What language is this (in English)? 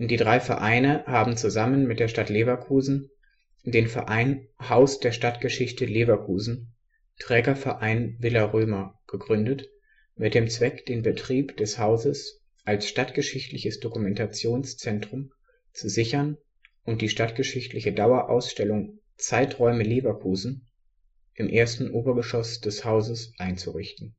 German